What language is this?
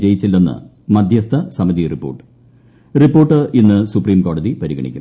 Malayalam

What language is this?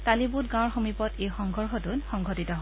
Assamese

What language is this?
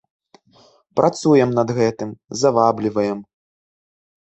Belarusian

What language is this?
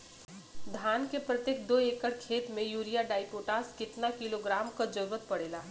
Bhojpuri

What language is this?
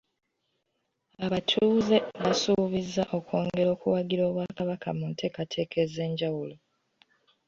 Ganda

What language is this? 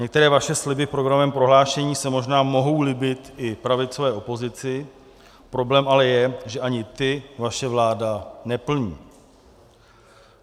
Czech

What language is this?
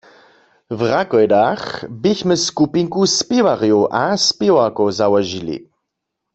Upper Sorbian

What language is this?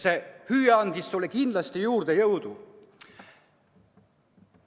Estonian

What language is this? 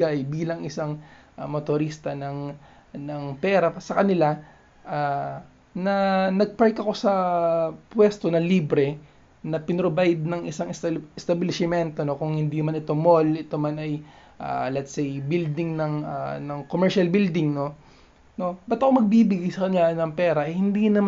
Filipino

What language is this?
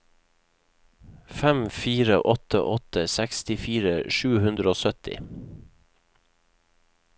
Norwegian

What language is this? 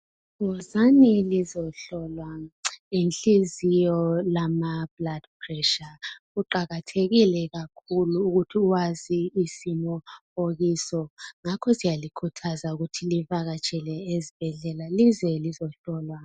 North Ndebele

